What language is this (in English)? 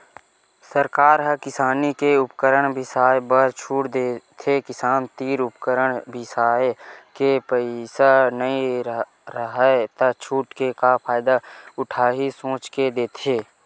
Chhattisgarhi